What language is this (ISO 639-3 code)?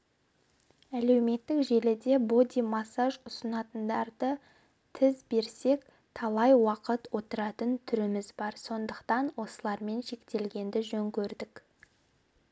kaz